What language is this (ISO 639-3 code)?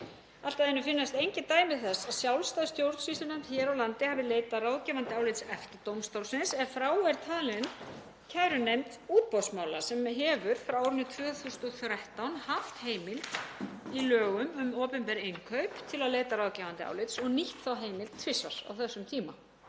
isl